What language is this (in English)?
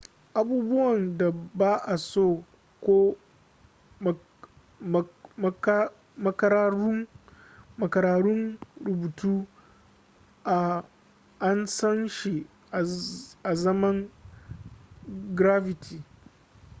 Hausa